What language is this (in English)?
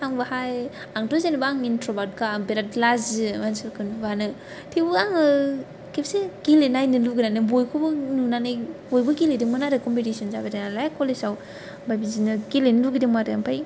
Bodo